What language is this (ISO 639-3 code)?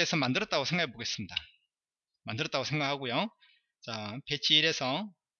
kor